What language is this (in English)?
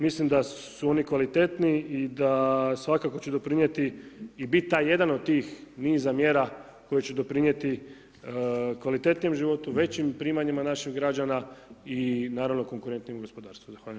Croatian